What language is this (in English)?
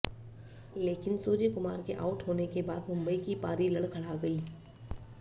Hindi